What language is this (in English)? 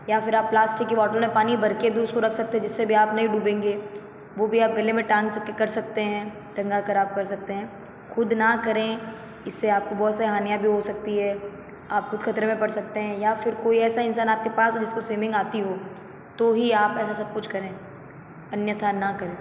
Hindi